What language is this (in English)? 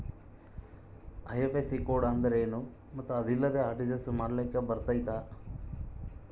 Kannada